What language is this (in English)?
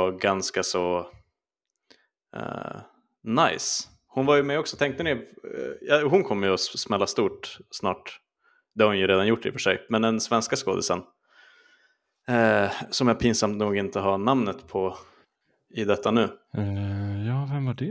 Swedish